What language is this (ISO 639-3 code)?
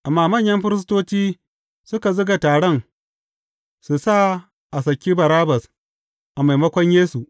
hau